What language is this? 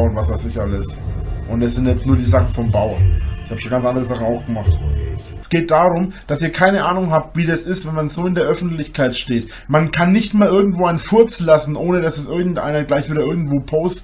German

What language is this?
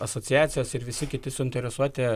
Lithuanian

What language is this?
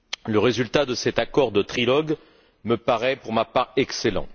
French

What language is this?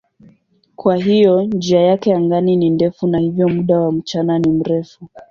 Swahili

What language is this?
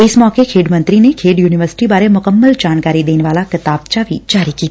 Punjabi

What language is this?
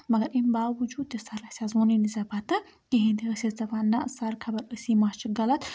Kashmiri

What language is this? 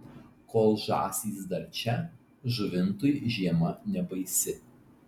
Lithuanian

